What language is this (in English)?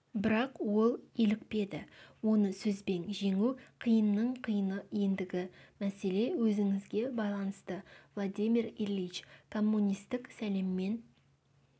Kazakh